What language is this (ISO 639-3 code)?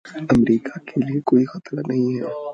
urd